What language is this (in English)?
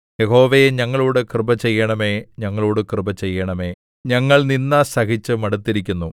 Malayalam